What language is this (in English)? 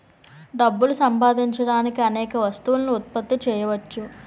Telugu